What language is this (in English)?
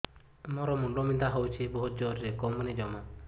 Odia